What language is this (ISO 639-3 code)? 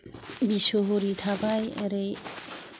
brx